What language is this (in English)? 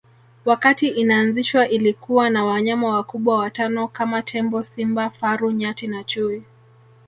Swahili